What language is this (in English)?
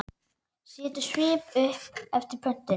Icelandic